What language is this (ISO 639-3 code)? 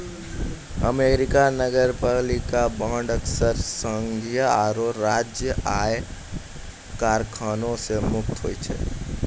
mai